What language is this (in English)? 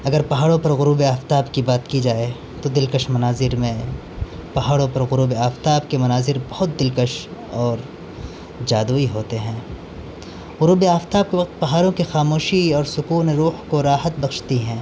Urdu